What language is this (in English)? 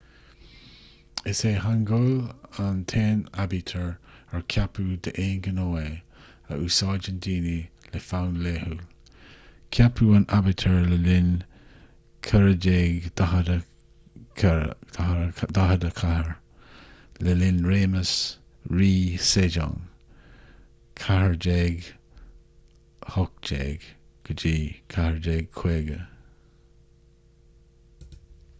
Irish